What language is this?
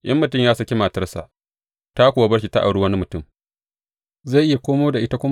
Hausa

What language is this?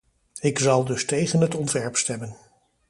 Dutch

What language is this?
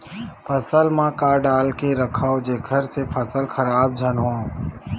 Chhattisgarhi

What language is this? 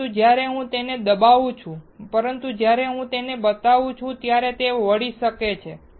Gujarati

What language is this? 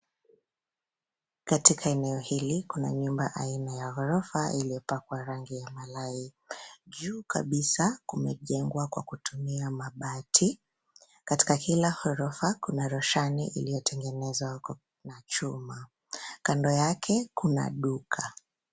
Swahili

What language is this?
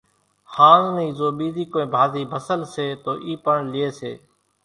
Kachi Koli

